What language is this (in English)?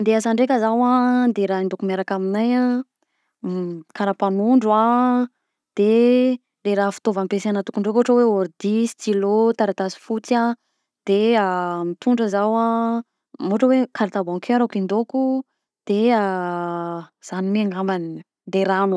Southern Betsimisaraka Malagasy